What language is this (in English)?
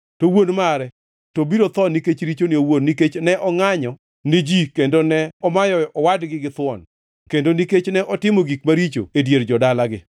Luo (Kenya and Tanzania)